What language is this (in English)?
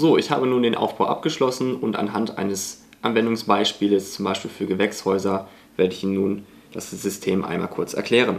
German